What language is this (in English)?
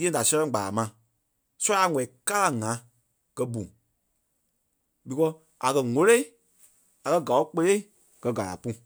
Kpelle